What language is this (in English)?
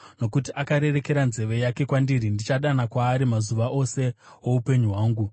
Shona